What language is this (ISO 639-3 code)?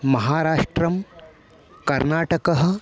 san